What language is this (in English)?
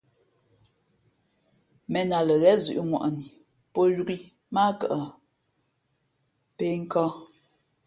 Fe'fe'